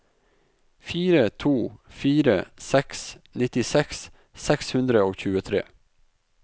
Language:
Norwegian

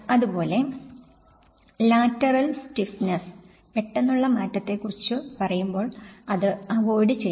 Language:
Malayalam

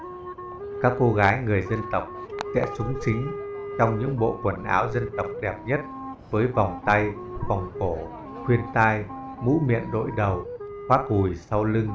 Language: Vietnamese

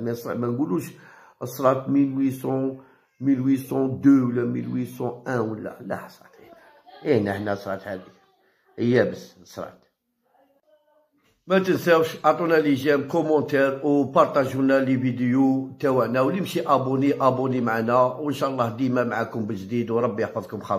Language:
Arabic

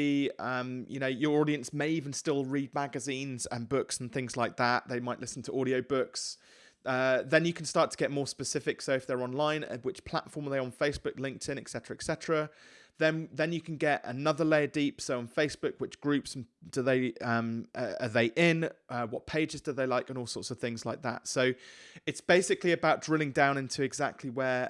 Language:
English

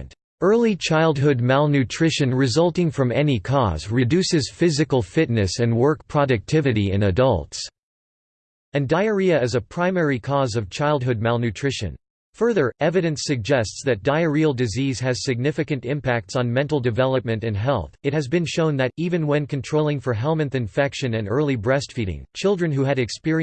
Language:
English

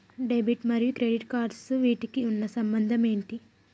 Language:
Telugu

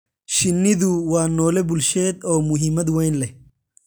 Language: Somali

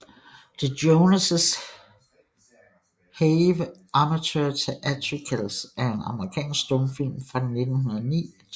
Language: Danish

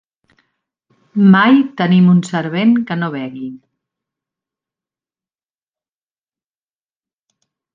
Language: Catalan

